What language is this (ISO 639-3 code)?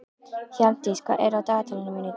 isl